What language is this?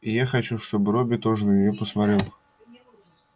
Russian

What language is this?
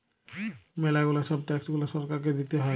Bangla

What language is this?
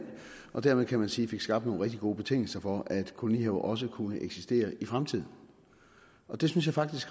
Danish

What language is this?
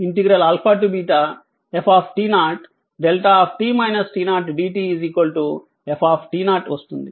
Telugu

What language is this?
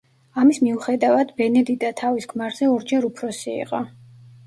Georgian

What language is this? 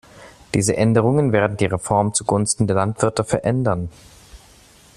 German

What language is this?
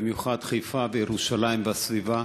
Hebrew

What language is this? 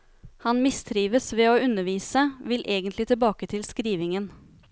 Norwegian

